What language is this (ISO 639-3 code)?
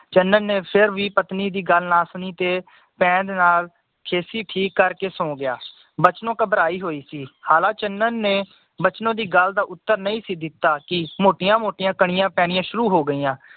pan